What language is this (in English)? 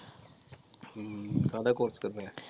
Punjabi